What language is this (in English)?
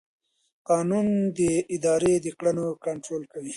Pashto